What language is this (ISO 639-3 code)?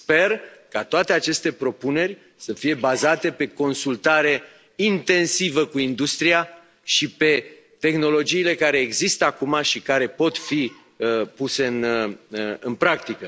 ron